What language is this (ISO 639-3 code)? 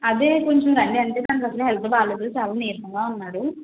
tel